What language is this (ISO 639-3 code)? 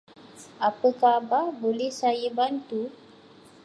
msa